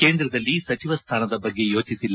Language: Kannada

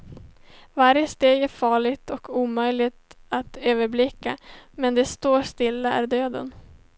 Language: Swedish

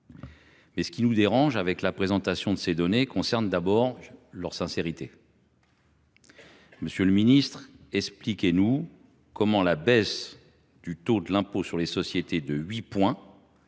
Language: French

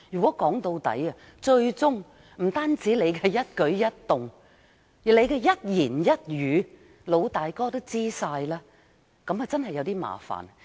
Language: Cantonese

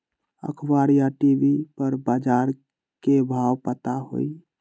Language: Magahi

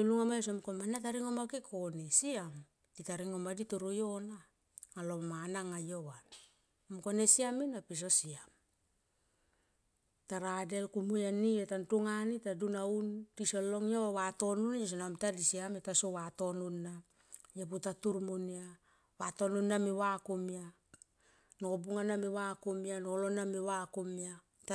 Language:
Tomoip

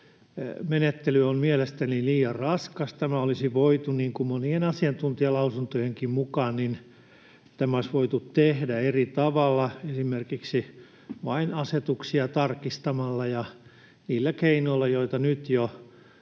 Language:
Finnish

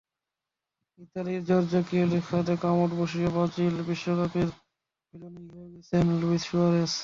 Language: Bangla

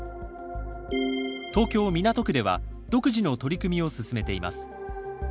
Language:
Japanese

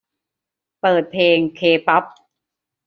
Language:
Thai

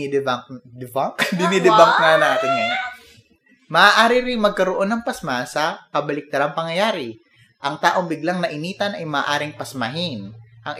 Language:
Filipino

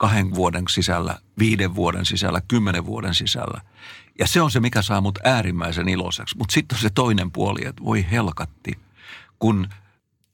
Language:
Finnish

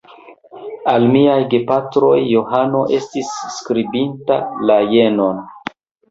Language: Esperanto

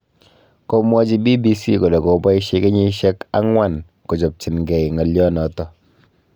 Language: Kalenjin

